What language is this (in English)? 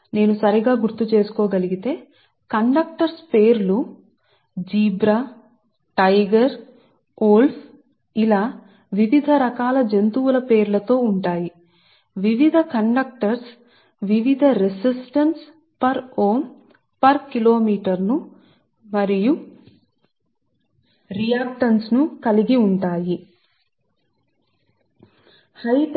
Telugu